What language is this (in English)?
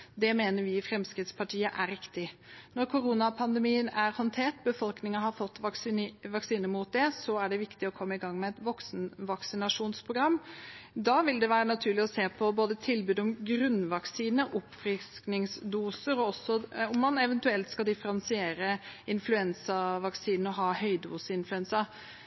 Norwegian Bokmål